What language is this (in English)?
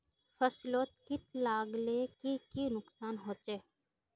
Magahi